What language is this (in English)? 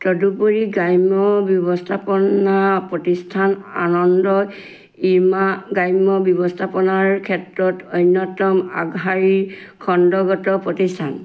Assamese